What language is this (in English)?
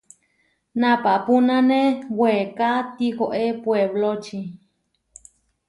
Huarijio